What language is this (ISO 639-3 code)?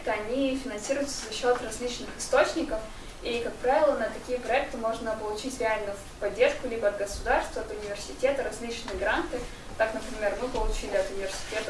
rus